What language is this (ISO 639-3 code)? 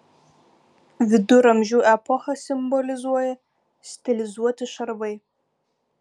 lit